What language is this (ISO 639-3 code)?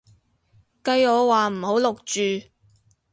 yue